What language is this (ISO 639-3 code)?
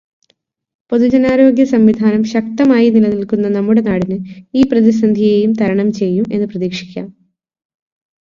mal